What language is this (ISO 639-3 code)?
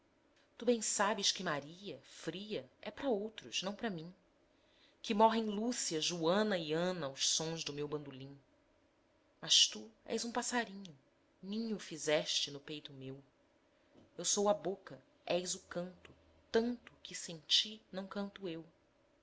por